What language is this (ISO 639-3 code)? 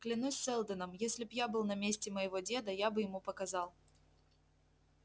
rus